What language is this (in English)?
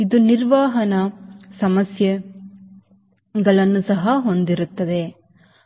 Kannada